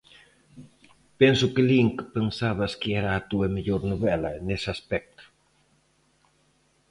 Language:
Galician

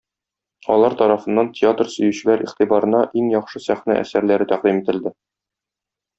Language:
Tatar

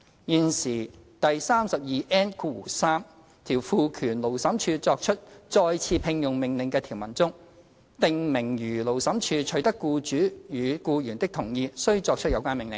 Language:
Cantonese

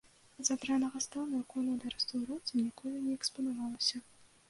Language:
Belarusian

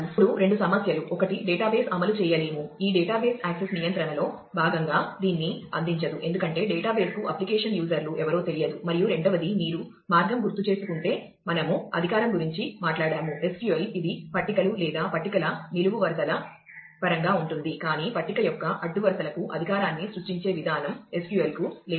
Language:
Telugu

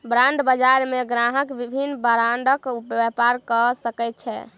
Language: Maithili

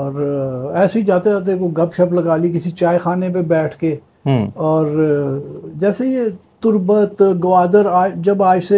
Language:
Urdu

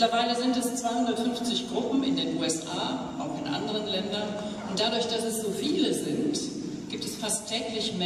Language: German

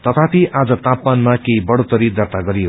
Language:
Nepali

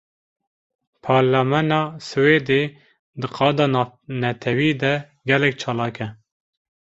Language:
Kurdish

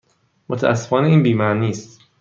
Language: Persian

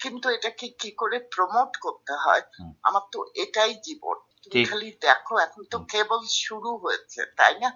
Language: Bangla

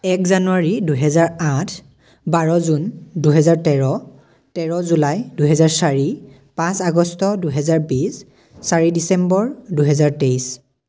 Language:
Assamese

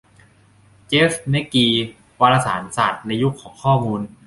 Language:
Thai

